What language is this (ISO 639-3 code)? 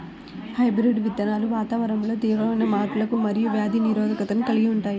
tel